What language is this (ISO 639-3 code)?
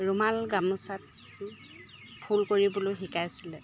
asm